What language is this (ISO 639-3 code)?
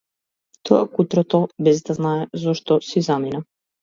mkd